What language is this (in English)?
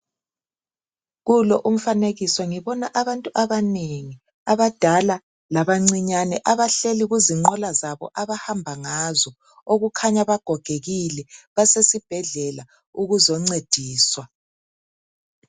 North Ndebele